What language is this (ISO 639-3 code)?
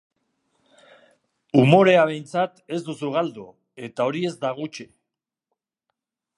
eus